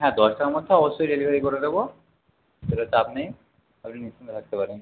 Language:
Bangla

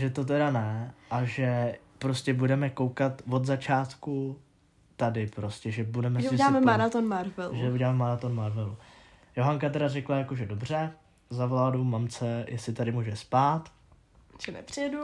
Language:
Czech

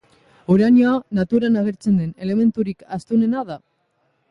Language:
Basque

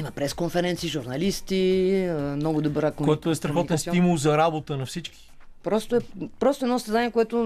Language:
Bulgarian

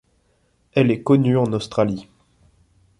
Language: French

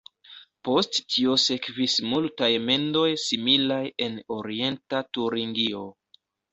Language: Esperanto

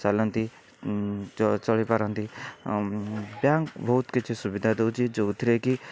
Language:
Odia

